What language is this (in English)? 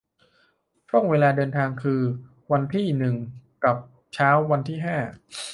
Thai